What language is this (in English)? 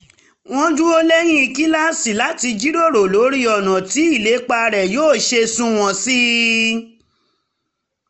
Yoruba